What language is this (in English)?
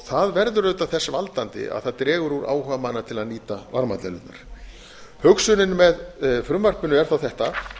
Icelandic